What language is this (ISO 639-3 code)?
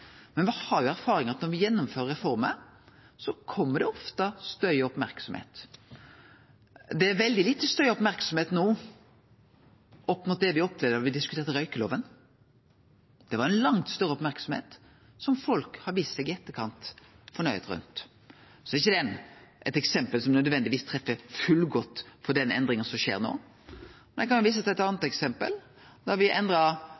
nno